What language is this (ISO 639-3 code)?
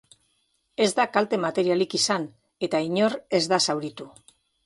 eus